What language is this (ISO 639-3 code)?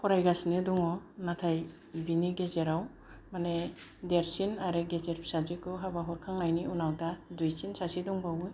brx